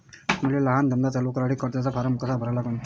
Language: Marathi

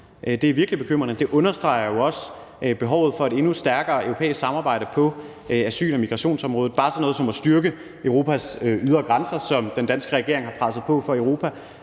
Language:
Danish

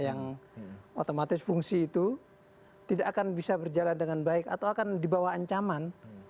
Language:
Indonesian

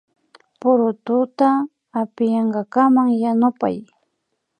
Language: Imbabura Highland Quichua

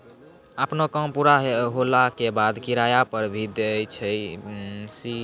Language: Maithili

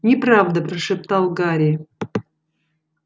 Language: Russian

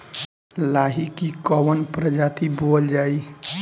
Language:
Bhojpuri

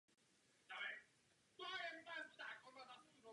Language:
Czech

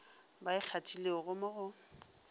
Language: Northern Sotho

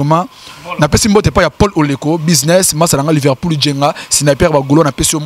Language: French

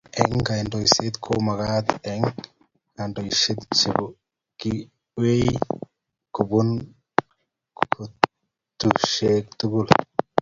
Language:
Kalenjin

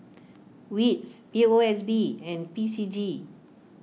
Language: English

